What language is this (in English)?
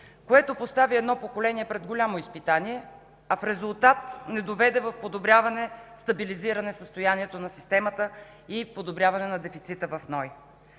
Bulgarian